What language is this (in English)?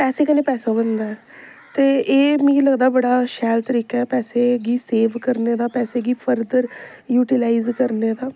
Dogri